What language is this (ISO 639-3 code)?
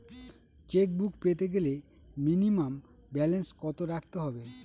ben